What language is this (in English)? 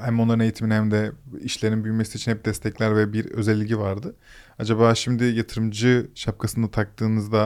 Turkish